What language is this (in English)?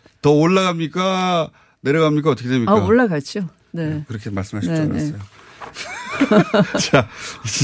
Korean